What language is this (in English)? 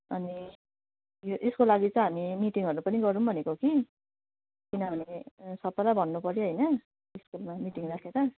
Nepali